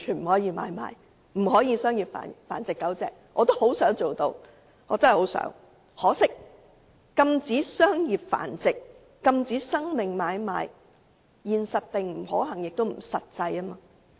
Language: Cantonese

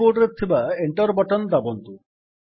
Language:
Odia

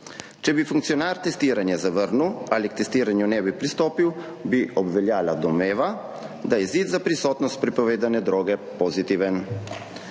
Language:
Slovenian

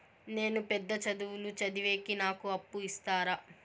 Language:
Telugu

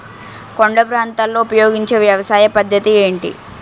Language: Telugu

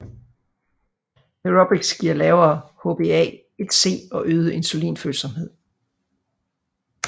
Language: Danish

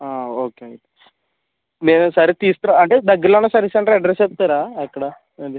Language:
Telugu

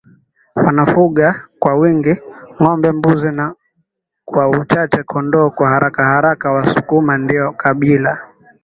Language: Swahili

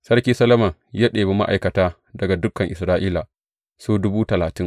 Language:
Hausa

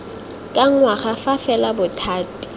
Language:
Tswana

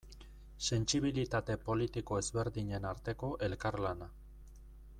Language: Basque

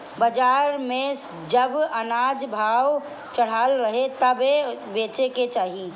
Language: Bhojpuri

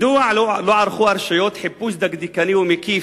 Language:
Hebrew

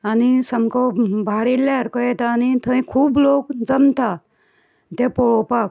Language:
Konkani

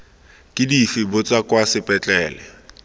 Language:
Tswana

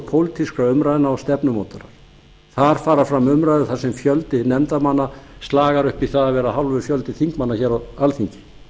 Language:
Icelandic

